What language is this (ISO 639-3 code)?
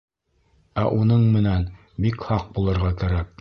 bak